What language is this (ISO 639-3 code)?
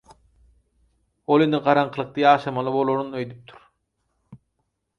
tuk